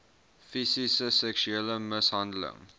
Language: Afrikaans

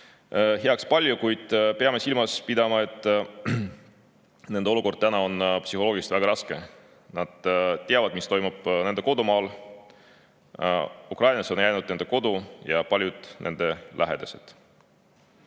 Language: Estonian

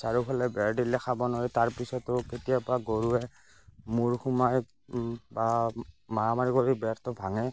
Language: Assamese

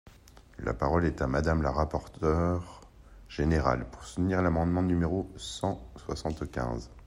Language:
French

